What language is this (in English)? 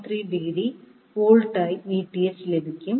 Malayalam